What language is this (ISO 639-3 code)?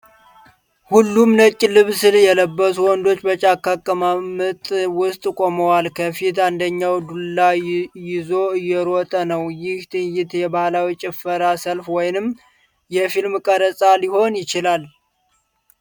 amh